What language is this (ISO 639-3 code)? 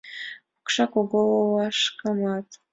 chm